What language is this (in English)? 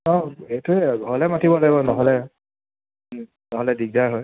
Assamese